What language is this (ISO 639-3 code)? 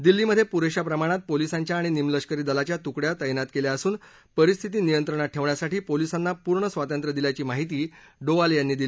mar